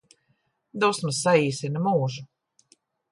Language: Latvian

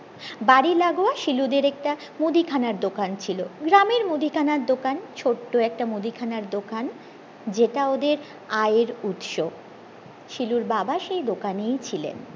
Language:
Bangla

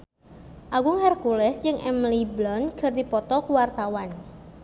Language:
Sundanese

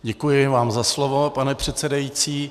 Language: Czech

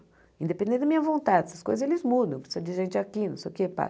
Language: Portuguese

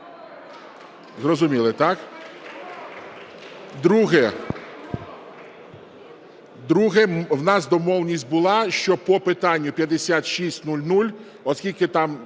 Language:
Ukrainian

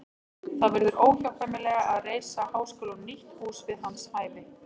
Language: Icelandic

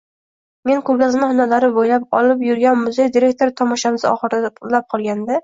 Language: Uzbek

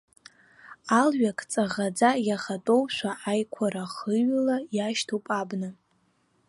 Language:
Abkhazian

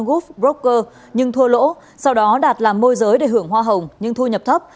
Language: Vietnamese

